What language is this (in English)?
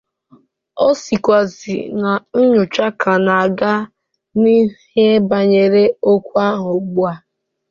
Igbo